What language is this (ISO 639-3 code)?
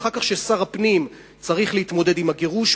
heb